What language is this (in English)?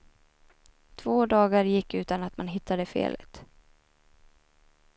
Swedish